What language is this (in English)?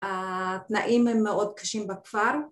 Hebrew